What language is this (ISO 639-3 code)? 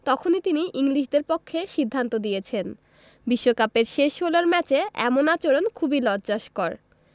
ben